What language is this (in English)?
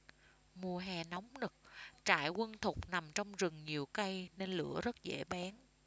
Vietnamese